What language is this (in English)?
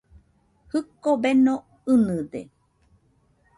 Nüpode Huitoto